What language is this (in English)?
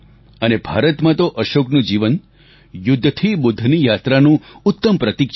Gujarati